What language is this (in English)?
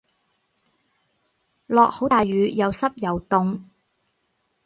Cantonese